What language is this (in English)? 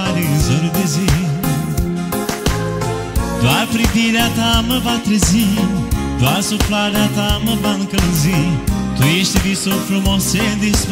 Romanian